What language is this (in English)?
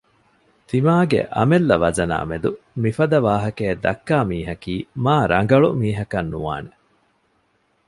Divehi